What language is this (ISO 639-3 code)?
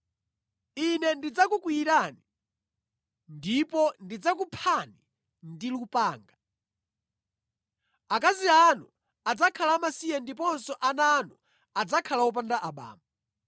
nya